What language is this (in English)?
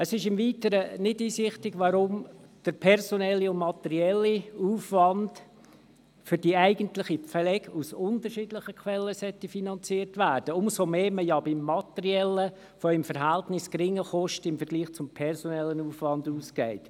Swiss German